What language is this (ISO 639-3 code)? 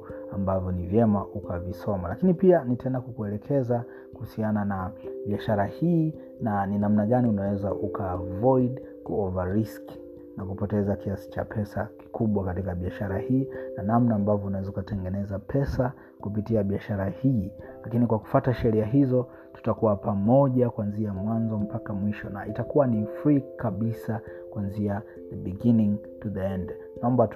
swa